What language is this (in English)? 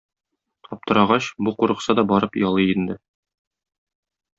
Tatar